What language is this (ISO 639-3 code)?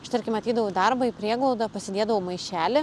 lit